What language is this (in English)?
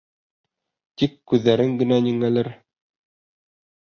Bashkir